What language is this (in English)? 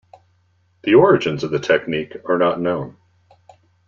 English